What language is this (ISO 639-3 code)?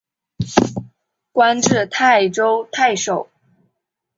zho